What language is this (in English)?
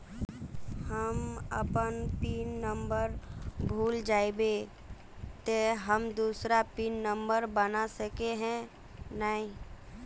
Magahi